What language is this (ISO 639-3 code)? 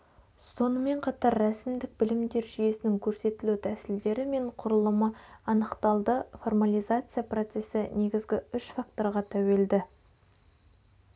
kaz